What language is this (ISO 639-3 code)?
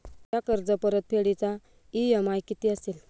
mar